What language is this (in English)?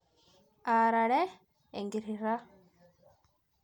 Masai